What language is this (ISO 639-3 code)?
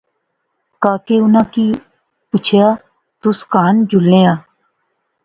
phr